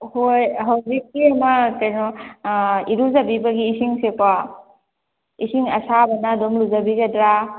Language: Manipuri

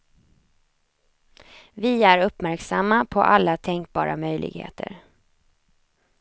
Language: Swedish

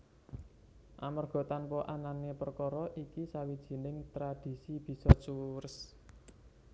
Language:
Javanese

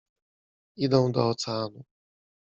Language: Polish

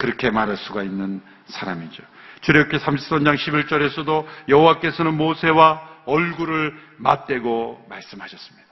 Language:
Korean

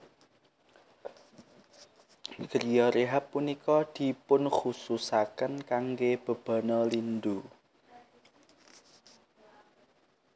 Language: Javanese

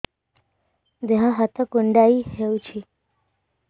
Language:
Odia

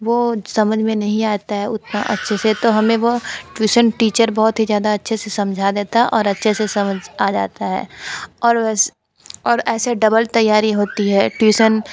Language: Hindi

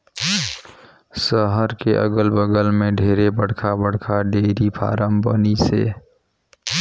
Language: Chhattisgarhi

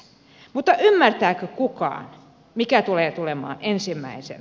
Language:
Finnish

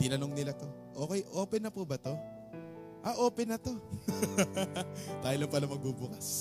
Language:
Filipino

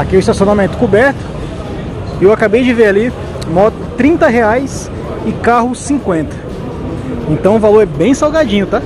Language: Portuguese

